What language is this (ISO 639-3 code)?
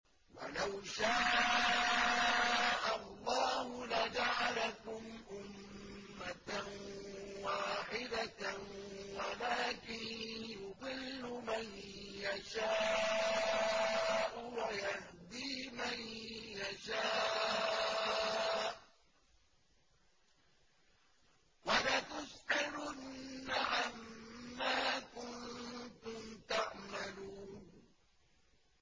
ara